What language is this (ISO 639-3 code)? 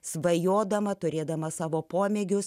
lit